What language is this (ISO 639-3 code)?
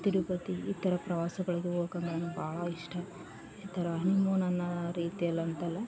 kan